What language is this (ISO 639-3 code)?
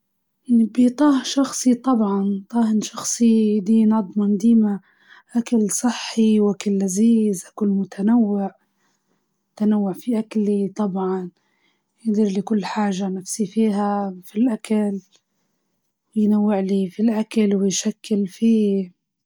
ayl